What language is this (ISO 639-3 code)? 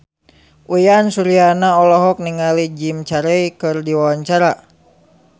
sun